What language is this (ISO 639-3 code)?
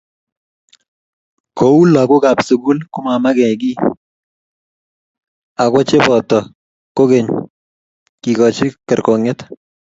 kln